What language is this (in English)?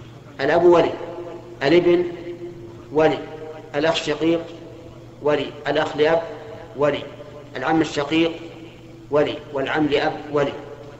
Arabic